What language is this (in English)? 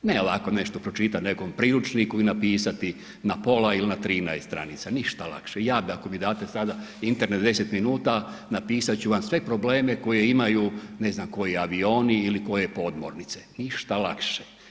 Croatian